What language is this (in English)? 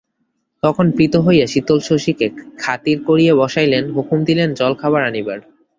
Bangla